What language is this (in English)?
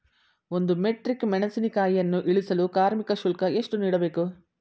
Kannada